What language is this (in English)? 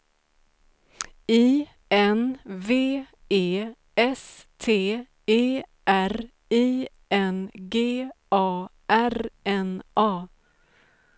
Swedish